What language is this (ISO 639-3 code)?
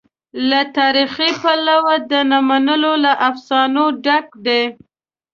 pus